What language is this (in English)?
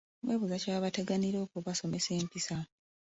Ganda